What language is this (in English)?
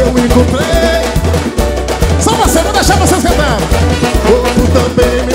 Portuguese